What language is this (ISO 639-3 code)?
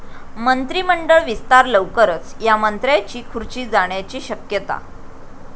mar